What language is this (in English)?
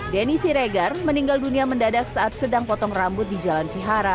Indonesian